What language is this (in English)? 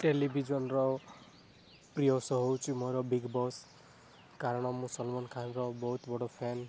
Odia